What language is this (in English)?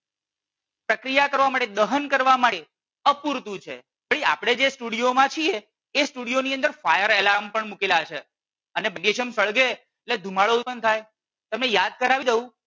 Gujarati